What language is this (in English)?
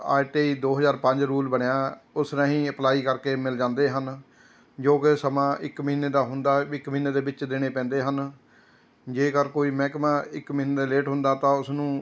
Punjabi